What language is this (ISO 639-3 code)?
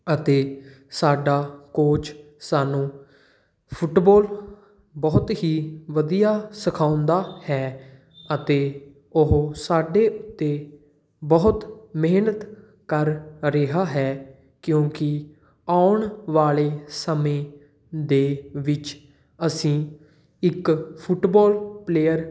pan